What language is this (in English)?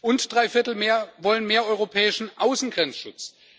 German